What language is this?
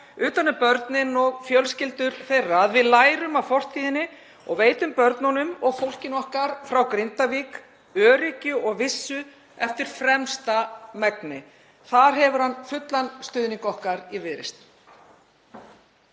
Icelandic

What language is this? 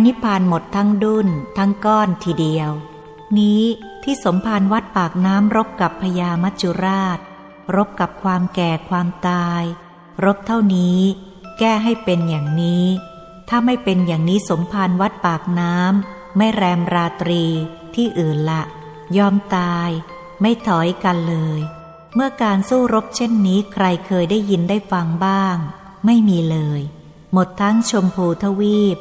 Thai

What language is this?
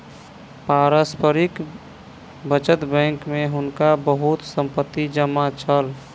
Maithili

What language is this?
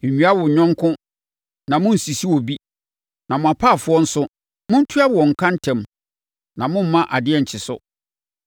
Akan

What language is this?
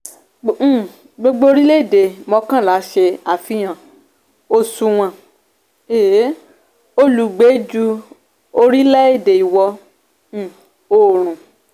Yoruba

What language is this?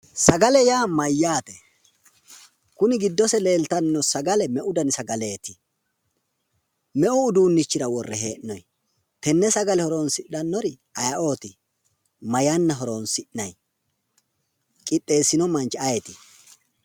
Sidamo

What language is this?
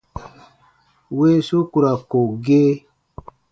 Baatonum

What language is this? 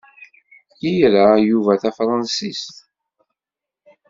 Kabyle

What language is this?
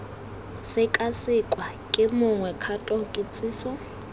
Tswana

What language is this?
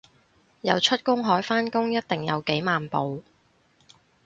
Cantonese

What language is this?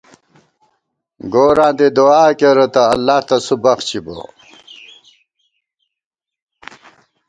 Gawar-Bati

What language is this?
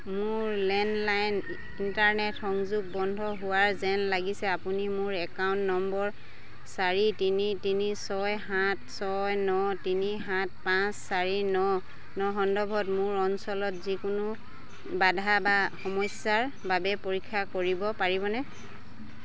Assamese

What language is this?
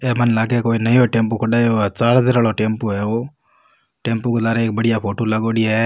Rajasthani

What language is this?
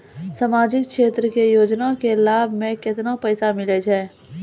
Maithili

